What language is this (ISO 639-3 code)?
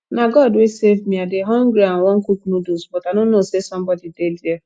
pcm